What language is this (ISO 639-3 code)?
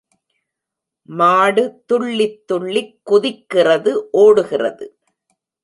tam